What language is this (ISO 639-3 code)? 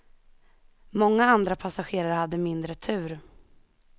swe